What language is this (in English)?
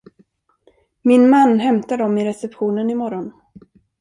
Swedish